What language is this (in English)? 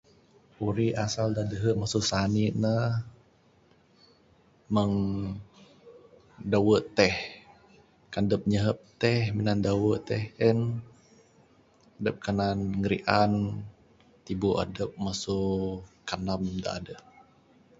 Bukar-Sadung Bidayuh